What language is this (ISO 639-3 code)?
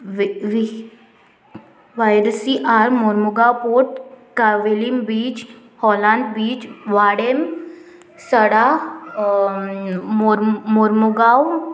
kok